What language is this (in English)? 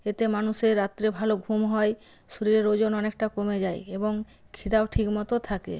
Bangla